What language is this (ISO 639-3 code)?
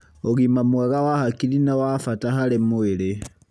kik